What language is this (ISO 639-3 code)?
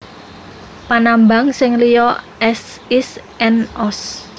jav